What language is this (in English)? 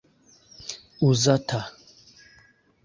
Esperanto